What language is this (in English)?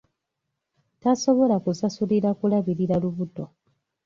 Ganda